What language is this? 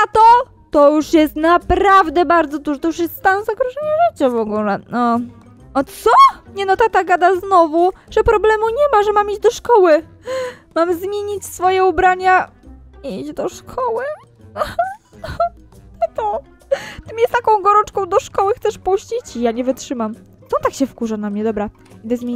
Polish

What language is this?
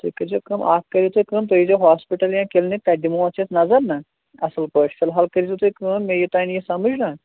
Kashmiri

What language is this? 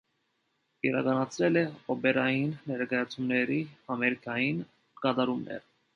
Armenian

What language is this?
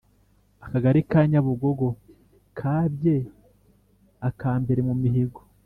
Kinyarwanda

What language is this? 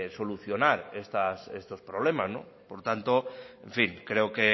Spanish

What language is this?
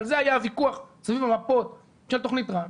Hebrew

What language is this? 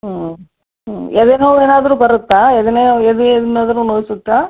Kannada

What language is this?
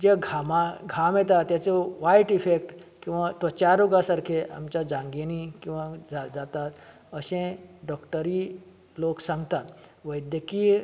Konkani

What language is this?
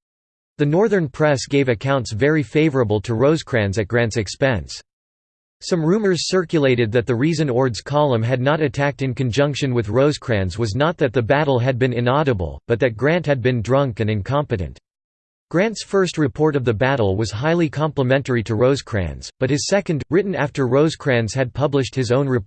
English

